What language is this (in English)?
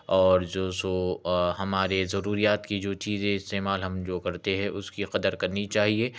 Urdu